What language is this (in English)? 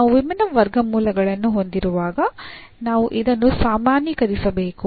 Kannada